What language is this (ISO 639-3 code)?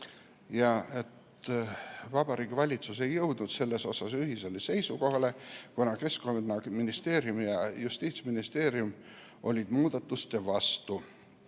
est